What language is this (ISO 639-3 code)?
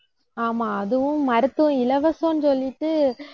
tam